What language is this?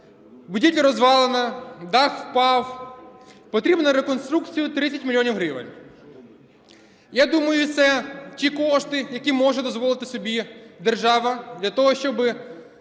Ukrainian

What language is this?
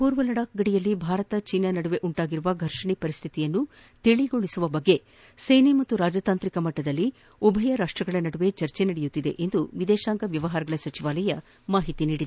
Kannada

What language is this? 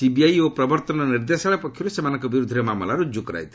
Odia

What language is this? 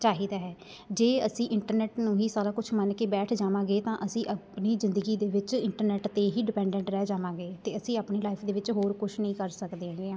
Punjabi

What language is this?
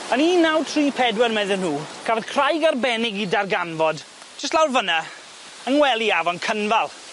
Welsh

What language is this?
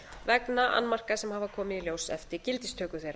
Icelandic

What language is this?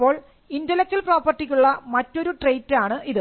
Malayalam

